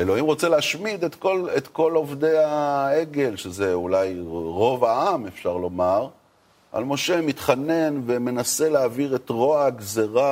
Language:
Hebrew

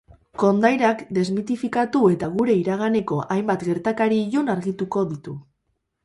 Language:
Basque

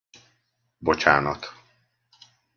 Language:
Hungarian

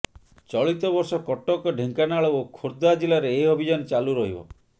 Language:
Odia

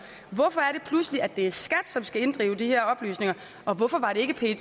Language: Danish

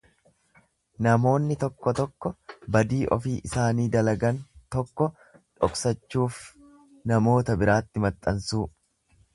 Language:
Oromo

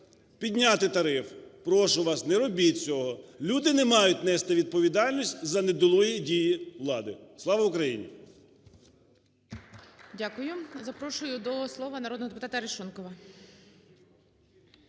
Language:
Ukrainian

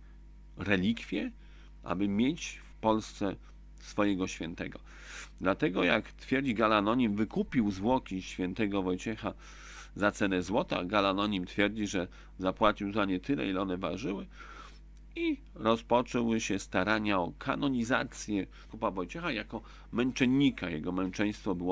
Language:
Polish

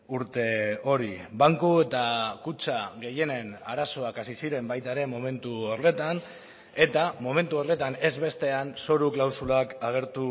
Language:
Basque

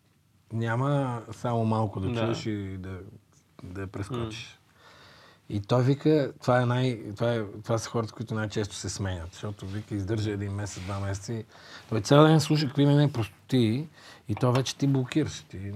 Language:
Bulgarian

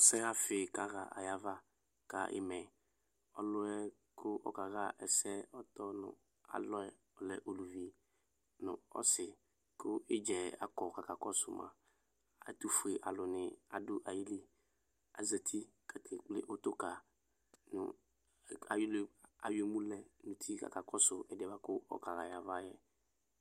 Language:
Ikposo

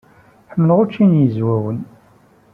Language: Kabyle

